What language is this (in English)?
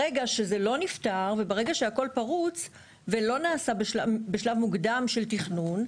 Hebrew